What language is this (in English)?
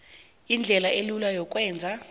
South Ndebele